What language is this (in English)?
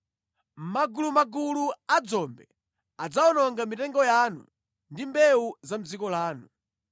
Nyanja